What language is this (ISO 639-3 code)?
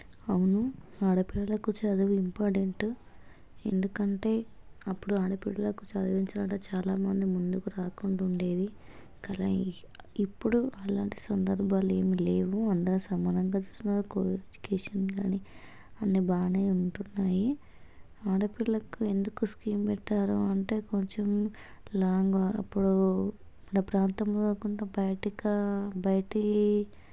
tel